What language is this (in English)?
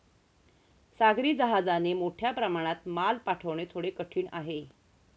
Marathi